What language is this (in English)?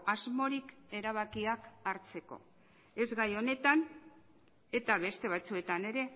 Basque